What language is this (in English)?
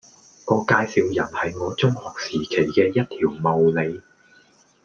Cantonese